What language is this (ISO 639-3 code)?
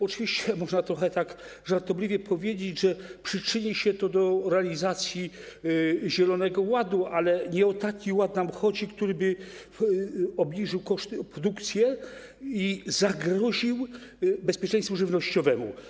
pol